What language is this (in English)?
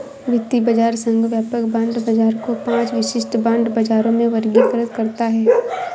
Hindi